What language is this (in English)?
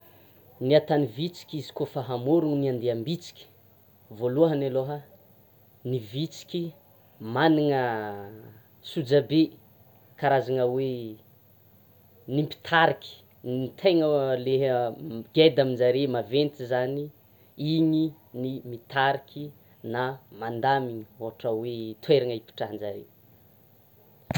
Tsimihety Malagasy